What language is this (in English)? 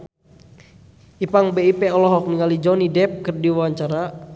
Sundanese